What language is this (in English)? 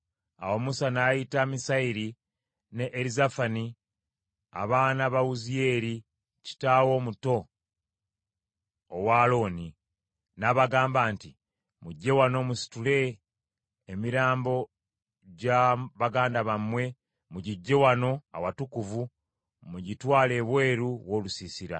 Ganda